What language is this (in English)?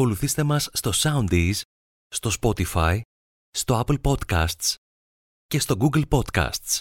Greek